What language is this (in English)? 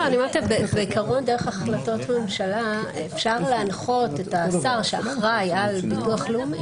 Hebrew